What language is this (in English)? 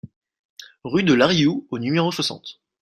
French